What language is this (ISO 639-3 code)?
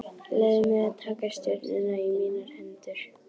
isl